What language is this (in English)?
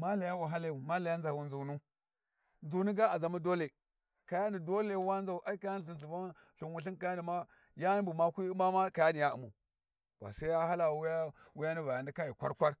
Warji